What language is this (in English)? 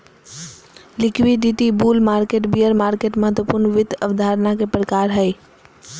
Magahi